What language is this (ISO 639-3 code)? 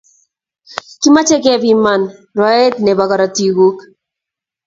kln